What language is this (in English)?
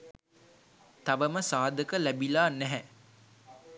Sinhala